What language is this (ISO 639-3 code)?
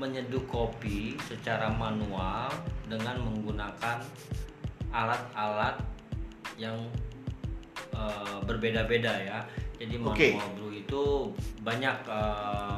ind